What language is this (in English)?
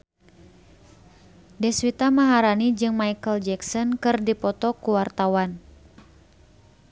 Sundanese